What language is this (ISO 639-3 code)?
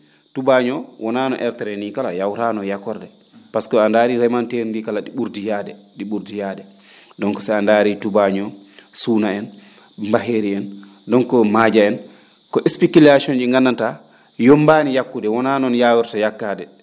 ful